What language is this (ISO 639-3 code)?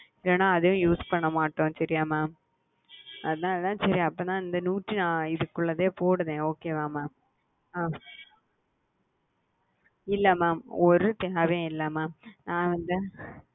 tam